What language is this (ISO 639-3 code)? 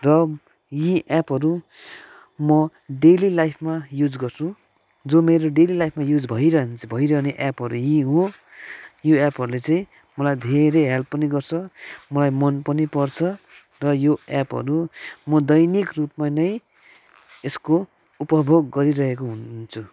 nep